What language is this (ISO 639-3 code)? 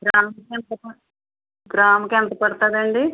tel